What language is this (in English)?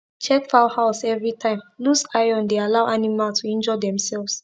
Nigerian Pidgin